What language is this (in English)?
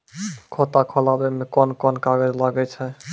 Maithili